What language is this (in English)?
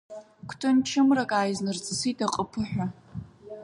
Abkhazian